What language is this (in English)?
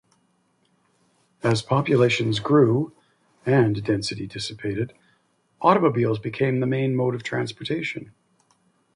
English